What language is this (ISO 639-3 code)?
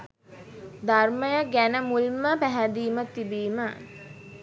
sin